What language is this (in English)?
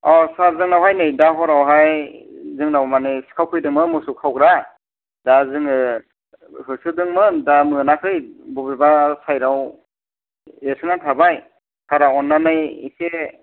Bodo